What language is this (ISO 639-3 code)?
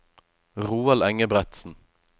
nor